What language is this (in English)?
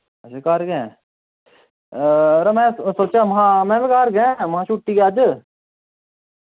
Dogri